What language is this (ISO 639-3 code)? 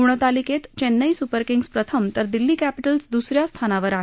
mar